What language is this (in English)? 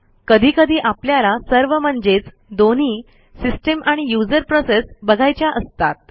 Marathi